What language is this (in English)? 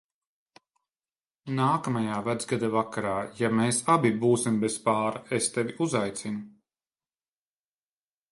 Latvian